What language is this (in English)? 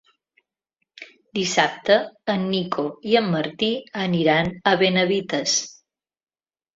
Catalan